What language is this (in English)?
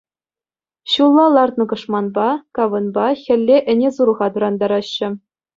Chuvash